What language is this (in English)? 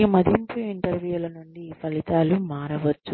Telugu